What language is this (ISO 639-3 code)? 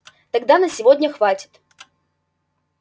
rus